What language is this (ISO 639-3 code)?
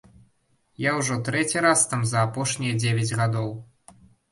bel